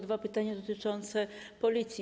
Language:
Polish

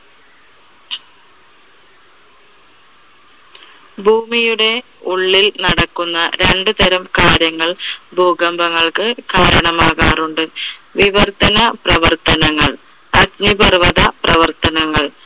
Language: Malayalam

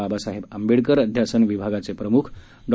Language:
Marathi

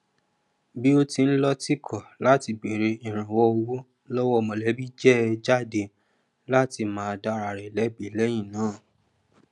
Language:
Yoruba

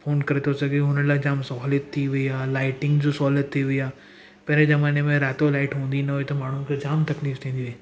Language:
Sindhi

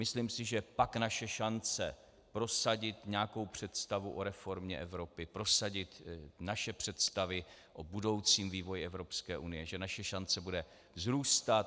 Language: Czech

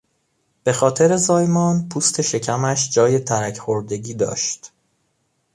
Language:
Persian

